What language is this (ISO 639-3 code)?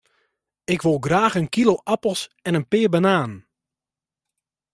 fry